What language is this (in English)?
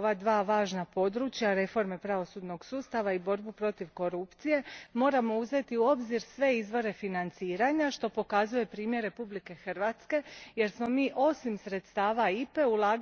Croatian